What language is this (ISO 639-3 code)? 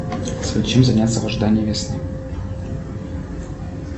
rus